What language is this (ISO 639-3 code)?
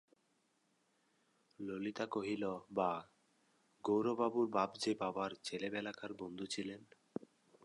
ben